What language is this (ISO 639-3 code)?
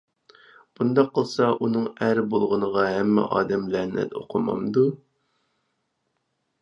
uig